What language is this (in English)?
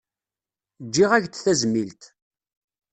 Kabyle